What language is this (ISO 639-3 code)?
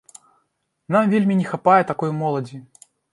bel